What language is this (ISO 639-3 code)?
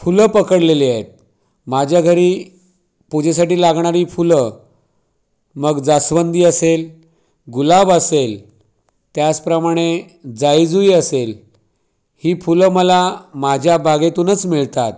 mar